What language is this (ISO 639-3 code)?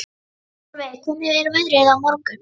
isl